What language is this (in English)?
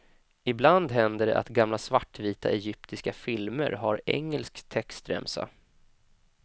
Swedish